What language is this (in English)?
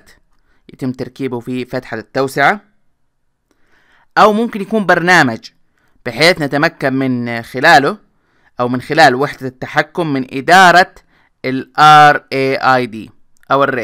Arabic